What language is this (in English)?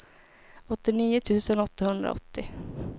Swedish